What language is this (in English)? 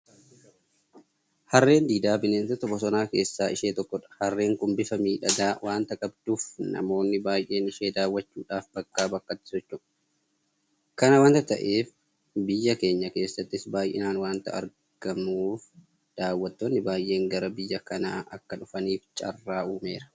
Oromo